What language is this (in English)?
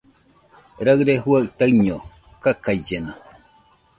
Nüpode Huitoto